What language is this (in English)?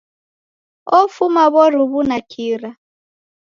Taita